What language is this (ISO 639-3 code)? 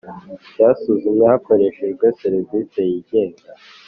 kin